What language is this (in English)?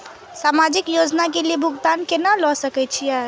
Maithili